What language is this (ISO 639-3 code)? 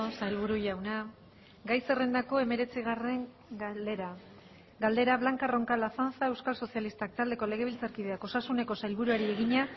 eus